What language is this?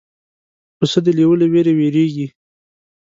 Pashto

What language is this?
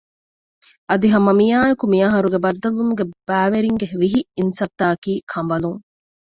Divehi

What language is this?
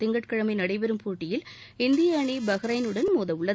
Tamil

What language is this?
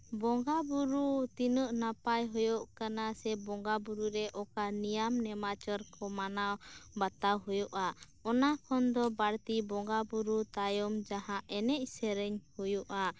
Santali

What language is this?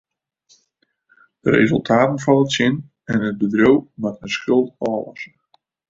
Western Frisian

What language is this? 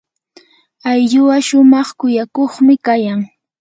Yanahuanca Pasco Quechua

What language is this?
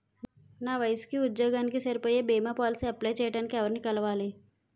Telugu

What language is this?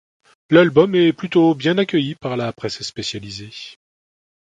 French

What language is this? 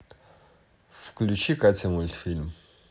Russian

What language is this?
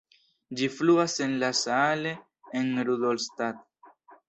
Esperanto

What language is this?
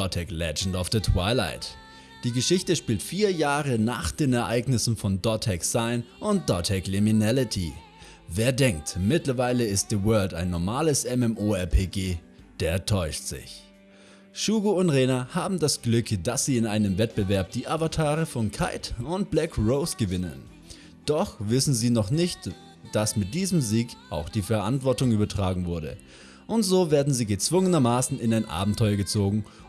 German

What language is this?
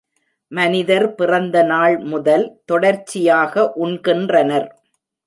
Tamil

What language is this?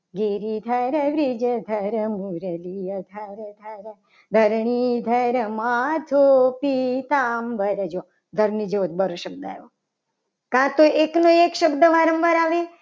Gujarati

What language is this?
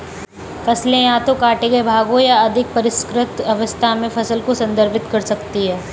Hindi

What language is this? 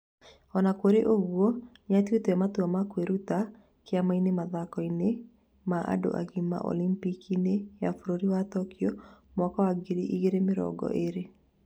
Kikuyu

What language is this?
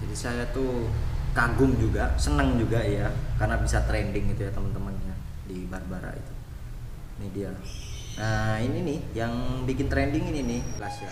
Indonesian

